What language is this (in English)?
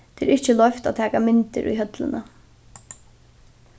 Faroese